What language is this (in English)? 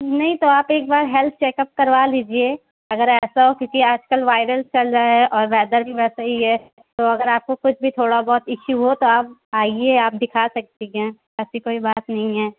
Urdu